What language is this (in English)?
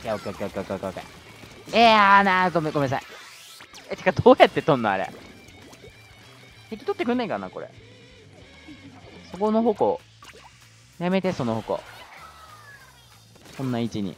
Japanese